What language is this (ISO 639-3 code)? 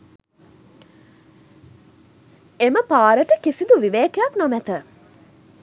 sin